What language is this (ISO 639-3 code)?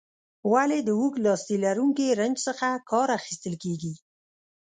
pus